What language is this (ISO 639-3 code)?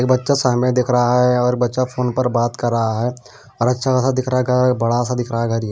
hin